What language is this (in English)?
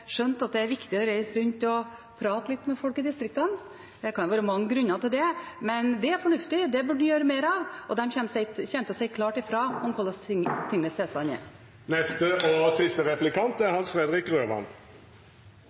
Norwegian Bokmål